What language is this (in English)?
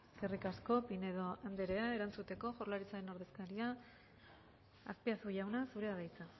Basque